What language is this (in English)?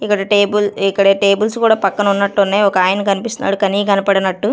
Telugu